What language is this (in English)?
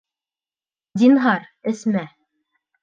Bashkir